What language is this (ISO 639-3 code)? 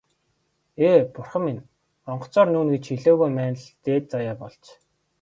mon